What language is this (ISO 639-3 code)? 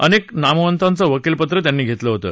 mar